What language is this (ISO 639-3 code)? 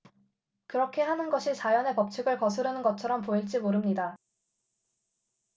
kor